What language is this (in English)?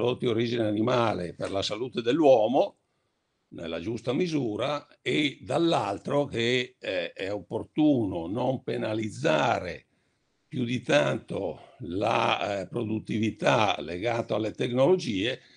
Italian